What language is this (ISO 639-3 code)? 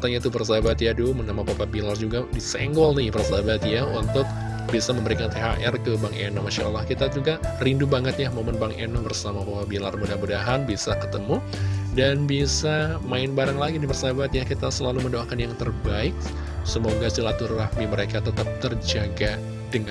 ind